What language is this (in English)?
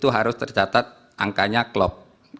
Indonesian